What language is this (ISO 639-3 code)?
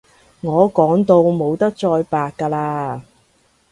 yue